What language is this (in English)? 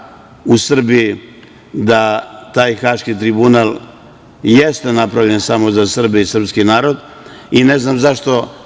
Serbian